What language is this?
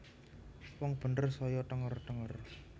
Javanese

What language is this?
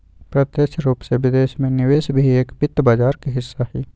Magahi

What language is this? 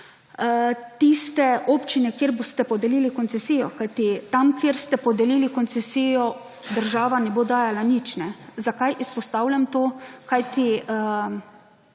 Slovenian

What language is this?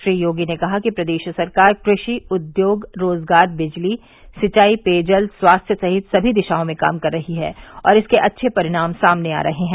Hindi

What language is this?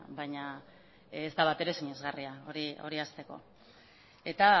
Basque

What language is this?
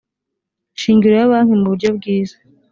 Kinyarwanda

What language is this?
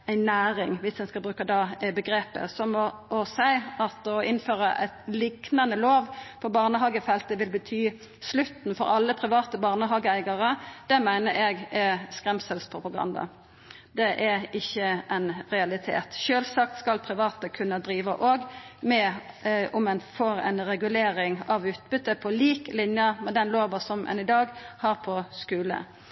Norwegian Nynorsk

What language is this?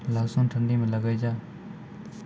Maithili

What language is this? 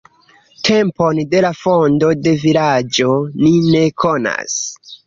Esperanto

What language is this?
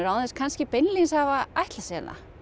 Icelandic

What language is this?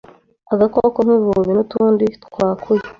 Kinyarwanda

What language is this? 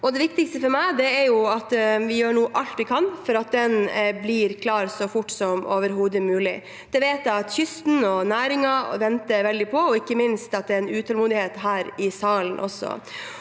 Norwegian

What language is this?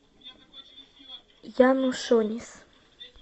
Russian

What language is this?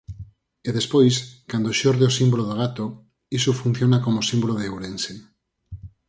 Galician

